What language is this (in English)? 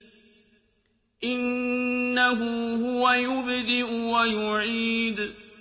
Arabic